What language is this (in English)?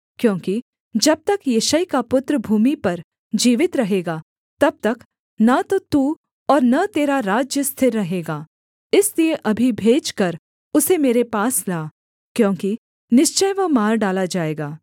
Hindi